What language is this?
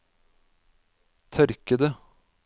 Norwegian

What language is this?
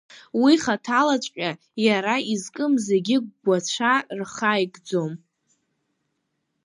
Abkhazian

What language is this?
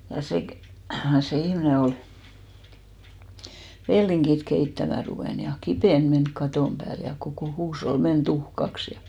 Finnish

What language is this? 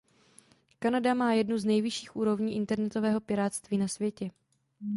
Czech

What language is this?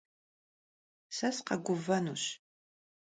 Kabardian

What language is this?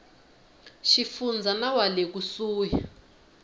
Tsonga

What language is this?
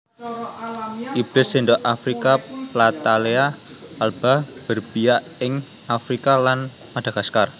Javanese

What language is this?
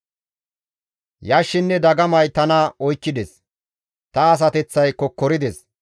Gamo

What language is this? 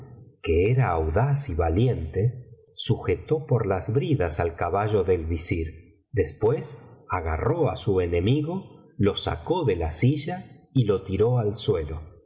Spanish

